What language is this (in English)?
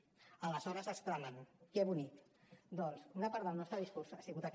Catalan